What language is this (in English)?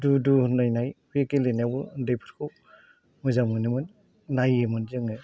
Bodo